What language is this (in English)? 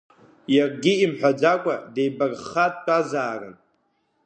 Abkhazian